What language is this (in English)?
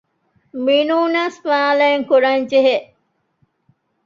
Divehi